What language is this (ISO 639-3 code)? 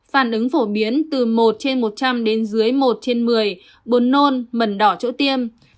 vie